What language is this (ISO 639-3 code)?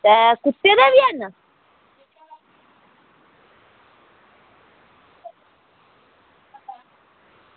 doi